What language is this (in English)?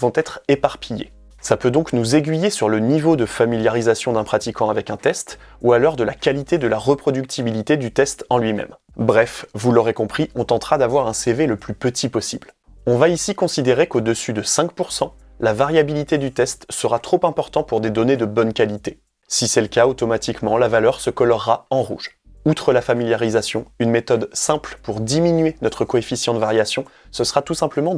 French